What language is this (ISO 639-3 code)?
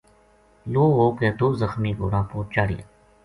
gju